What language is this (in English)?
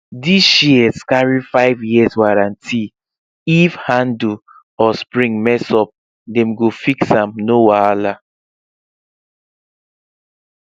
Nigerian Pidgin